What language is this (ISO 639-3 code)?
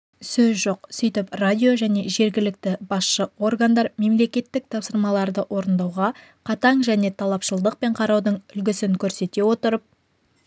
kaz